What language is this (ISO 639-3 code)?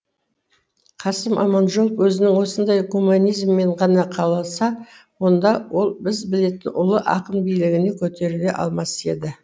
kaz